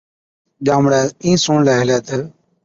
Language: Od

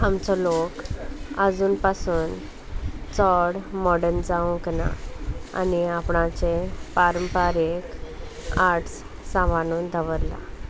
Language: Konkani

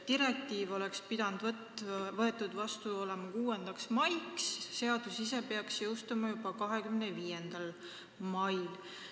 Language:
Estonian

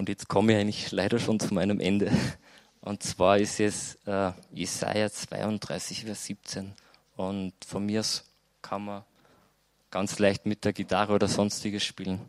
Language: German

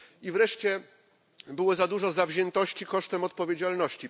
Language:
Polish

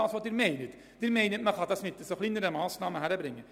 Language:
Swiss German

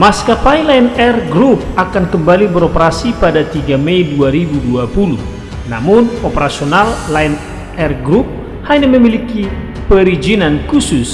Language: Indonesian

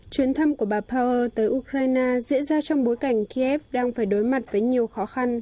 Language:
Vietnamese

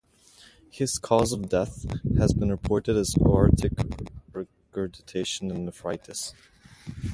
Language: English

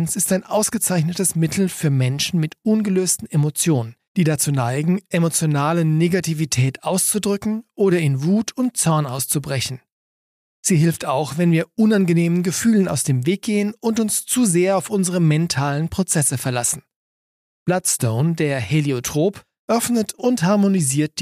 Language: German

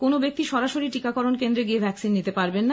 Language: Bangla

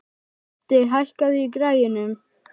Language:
Icelandic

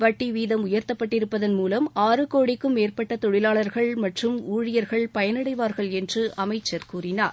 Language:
Tamil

